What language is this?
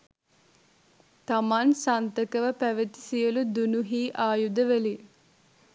Sinhala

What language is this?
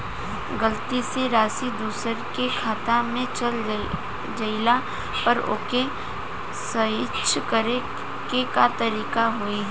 Bhojpuri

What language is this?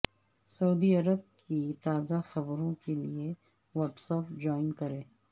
Urdu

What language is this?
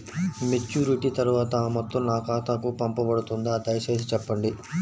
Telugu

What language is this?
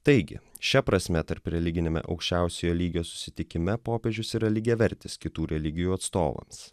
Lithuanian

